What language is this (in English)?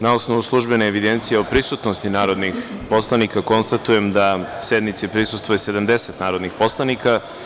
Serbian